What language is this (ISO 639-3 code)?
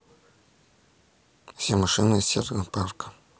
rus